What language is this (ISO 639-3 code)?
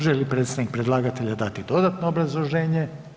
hrv